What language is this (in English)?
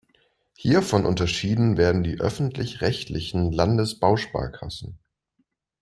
German